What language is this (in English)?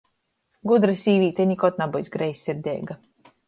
Latgalian